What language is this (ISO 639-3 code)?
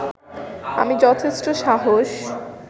ben